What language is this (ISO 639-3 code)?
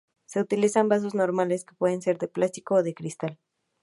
spa